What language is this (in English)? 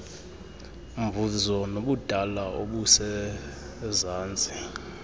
Xhosa